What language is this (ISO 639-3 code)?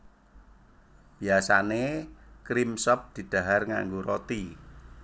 jav